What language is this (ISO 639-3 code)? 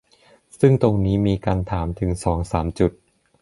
tha